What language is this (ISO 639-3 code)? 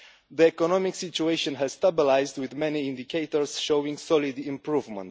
eng